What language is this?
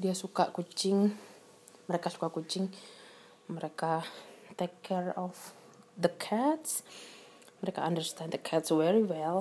Indonesian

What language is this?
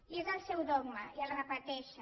Catalan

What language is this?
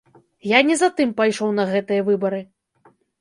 Belarusian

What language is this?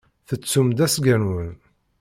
Kabyle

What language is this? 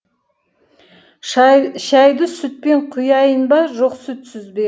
Kazakh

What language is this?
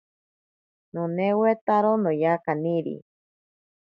Ashéninka Perené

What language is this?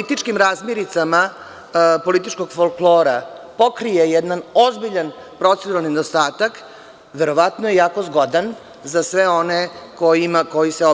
Serbian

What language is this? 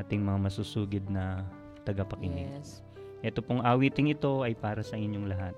Filipino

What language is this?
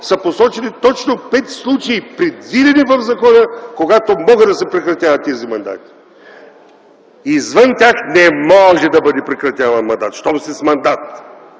Bulgarian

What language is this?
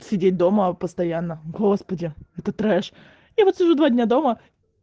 Russian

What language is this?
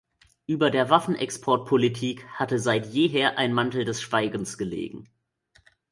German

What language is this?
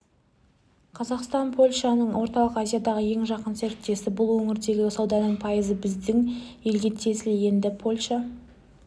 Kazakh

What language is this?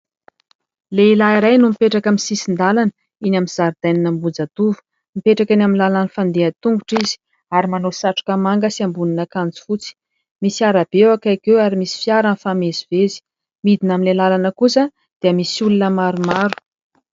Malagasy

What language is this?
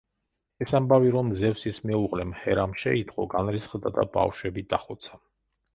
Georgian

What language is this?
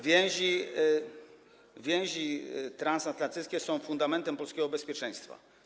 Polish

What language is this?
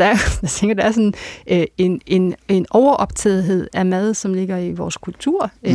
Danish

